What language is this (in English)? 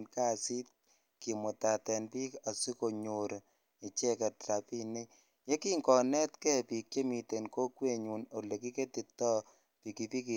Kalenjin